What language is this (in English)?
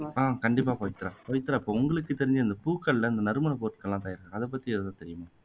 Tamil